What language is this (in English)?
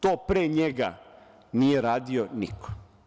Serbian